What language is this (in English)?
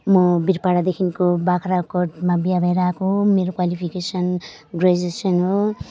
Nepali